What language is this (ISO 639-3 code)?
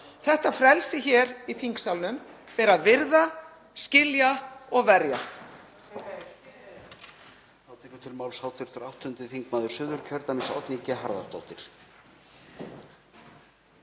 isl